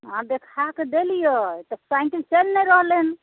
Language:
Maithili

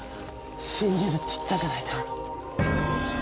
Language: Japanese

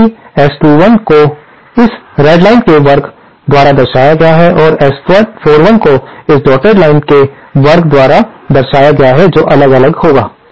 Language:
Hindi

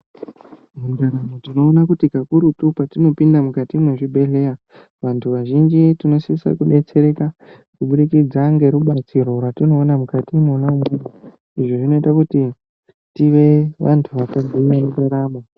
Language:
Ndau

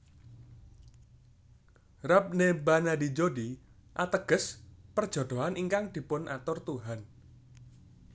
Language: Javanese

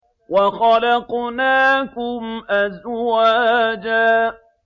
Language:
Arabic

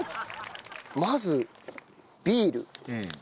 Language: Japanese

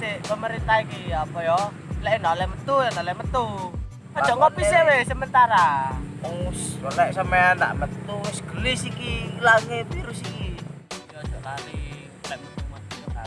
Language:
Indonesian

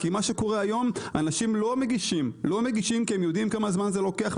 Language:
Hebrew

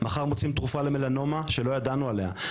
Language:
Hebrew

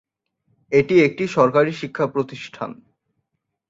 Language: Bangla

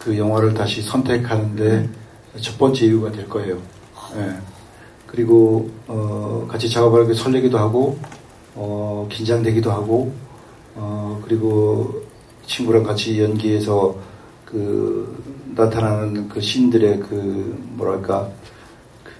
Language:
Korean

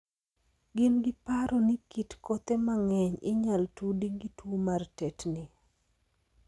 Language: Luo (Kenya and Tanzania)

